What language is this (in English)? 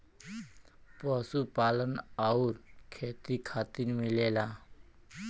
Bhojpuri